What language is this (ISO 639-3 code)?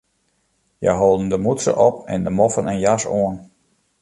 fry